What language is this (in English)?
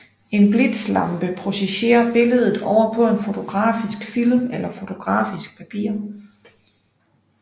Danish